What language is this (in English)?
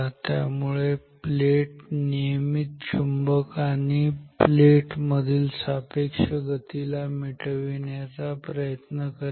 Marathi